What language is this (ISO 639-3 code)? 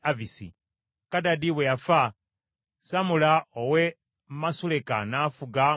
lug